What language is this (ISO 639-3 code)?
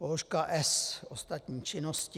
ces